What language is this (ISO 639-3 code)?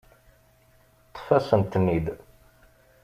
kab